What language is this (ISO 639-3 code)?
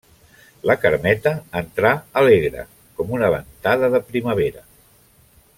cat